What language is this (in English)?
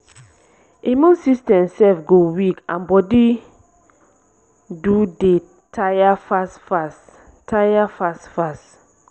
Nigerian Pidgin